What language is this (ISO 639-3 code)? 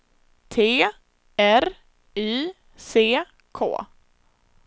swe